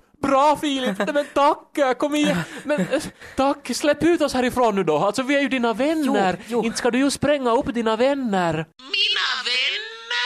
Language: Swedish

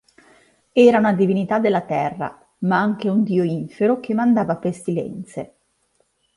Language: Italian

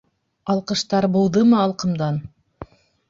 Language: Bashkir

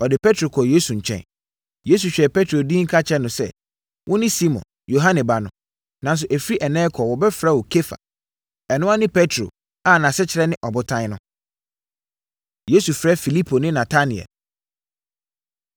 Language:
Akan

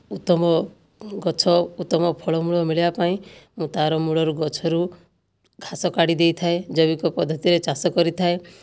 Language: Odia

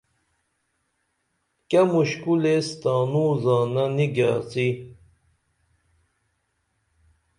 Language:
Dameli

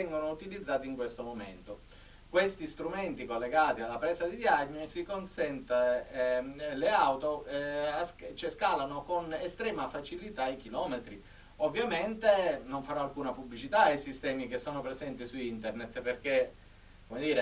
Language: Italian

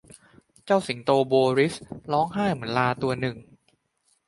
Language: Thai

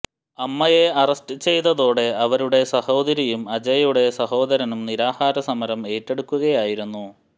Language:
Malayalam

